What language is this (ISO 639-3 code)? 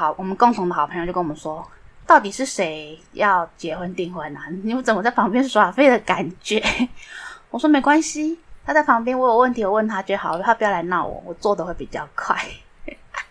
zho